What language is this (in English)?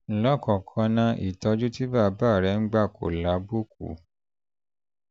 Yoruba